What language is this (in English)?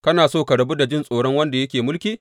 Hausa